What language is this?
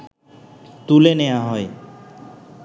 Bangla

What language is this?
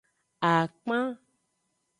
Aja (Benin)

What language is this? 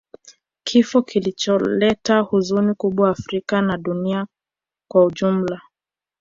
Swahili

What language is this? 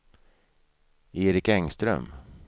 Swedish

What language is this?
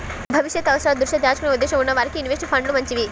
Telugu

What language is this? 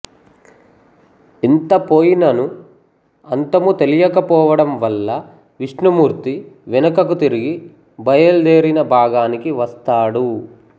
Telugu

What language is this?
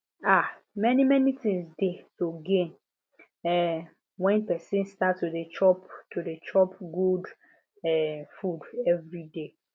Nigerian Pidgin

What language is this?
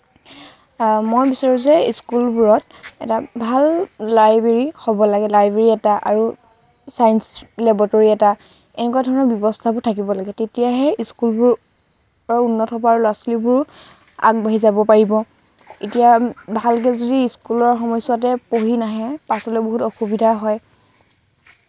Assamese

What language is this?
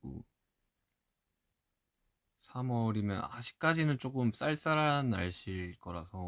Korean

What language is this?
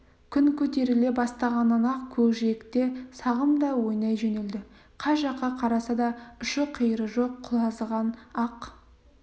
Kazakh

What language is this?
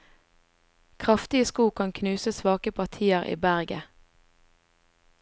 Norwegian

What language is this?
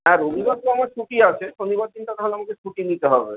Bangla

